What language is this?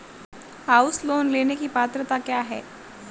Hindi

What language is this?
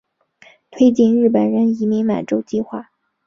Chinese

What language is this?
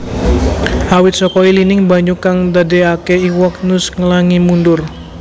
Javanese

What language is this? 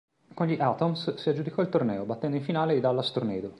Italian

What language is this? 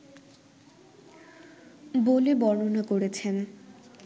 Bangla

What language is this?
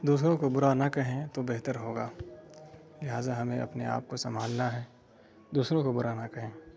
Urdu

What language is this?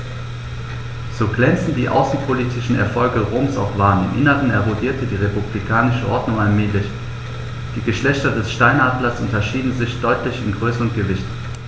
German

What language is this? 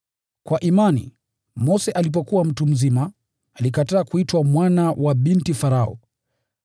Swahili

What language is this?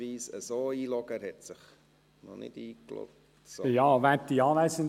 Swiss German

